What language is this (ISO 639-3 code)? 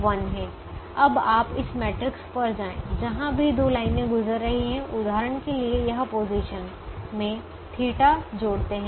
hin